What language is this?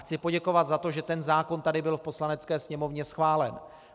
Czech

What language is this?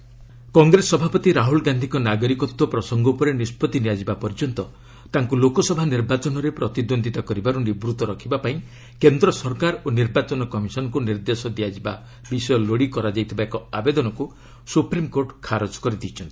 Odia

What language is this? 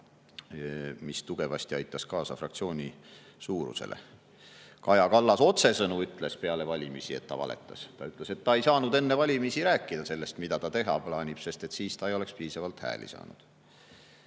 Estonian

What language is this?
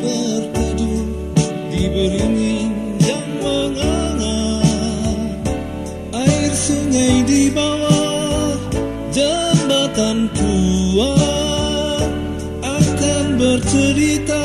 Romanian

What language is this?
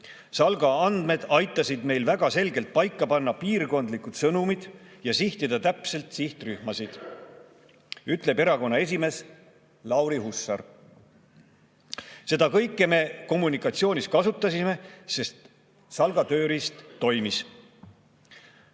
Estonian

